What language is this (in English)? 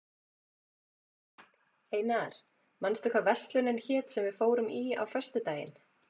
Icelandic